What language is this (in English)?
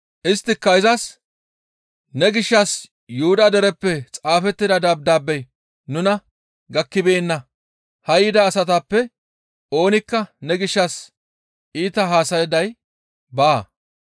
Gamo